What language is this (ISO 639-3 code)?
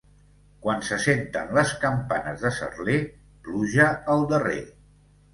cat